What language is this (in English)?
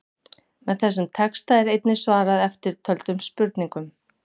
Icelandic